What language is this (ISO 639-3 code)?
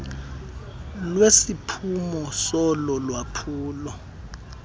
xho